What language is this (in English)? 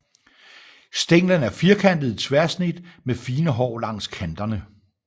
Danish